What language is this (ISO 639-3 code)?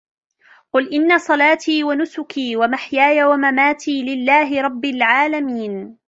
ara